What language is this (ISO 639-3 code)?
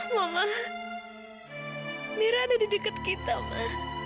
ind